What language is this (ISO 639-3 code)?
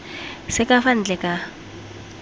tsn